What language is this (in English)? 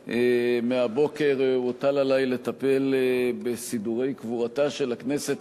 Hebrew